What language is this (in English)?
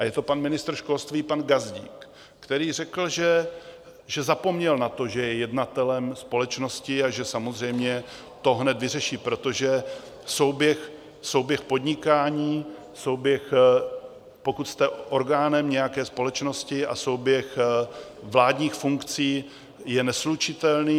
Czech